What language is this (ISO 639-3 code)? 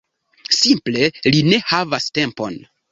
epo